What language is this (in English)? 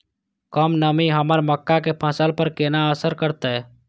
Maithili